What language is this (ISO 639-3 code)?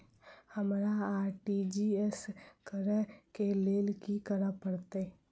mai